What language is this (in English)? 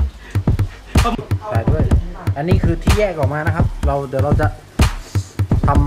Thai